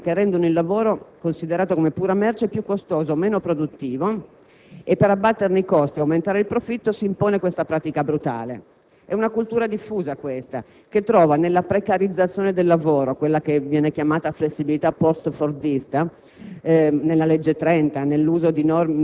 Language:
Italian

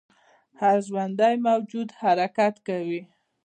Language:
Pashto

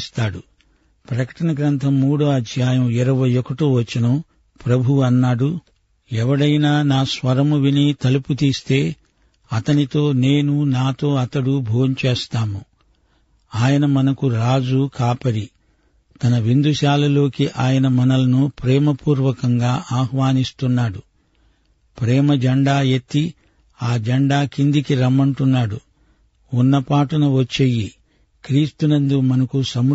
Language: Telugu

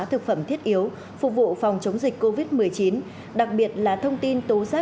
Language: Vietnamese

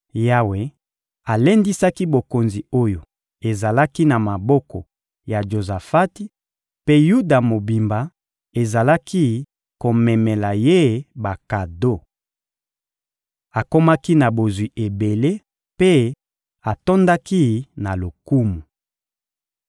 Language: Lingala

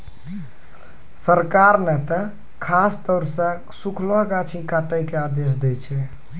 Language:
Maithili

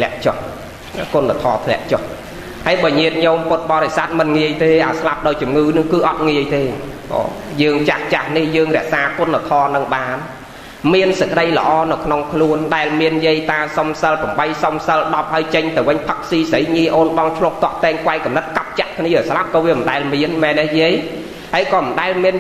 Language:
Vietnamese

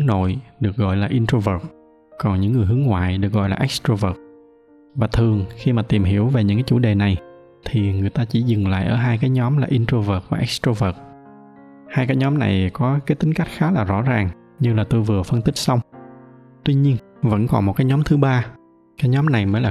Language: Vietnamese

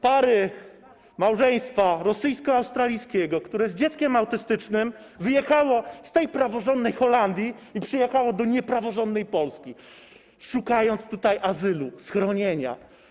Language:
Polish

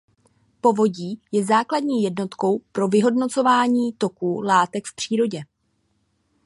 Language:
Czech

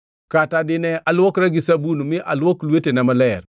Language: Luo (Kenya and Tanzania)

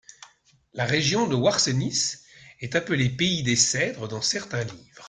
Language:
French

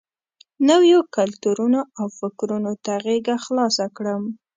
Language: Pashto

